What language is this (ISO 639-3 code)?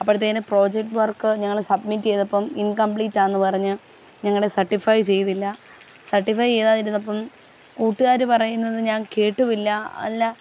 mal